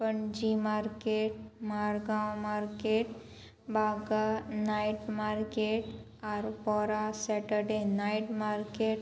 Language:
Konkani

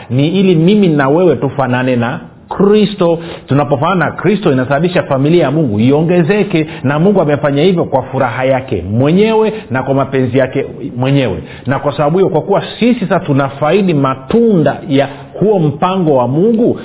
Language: Swahili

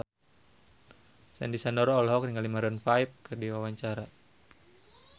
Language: Sundanese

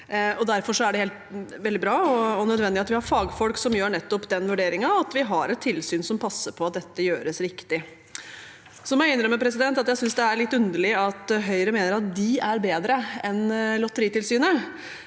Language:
Norwegian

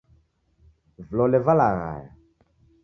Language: Taita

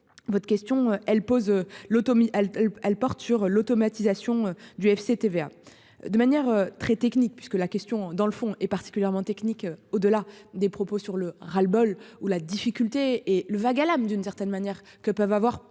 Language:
French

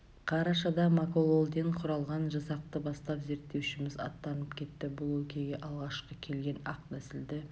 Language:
Kazakh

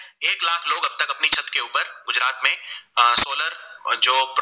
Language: Gujarati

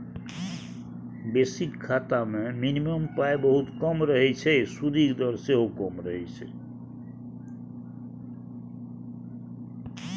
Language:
Maithili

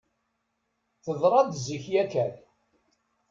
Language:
Kabyle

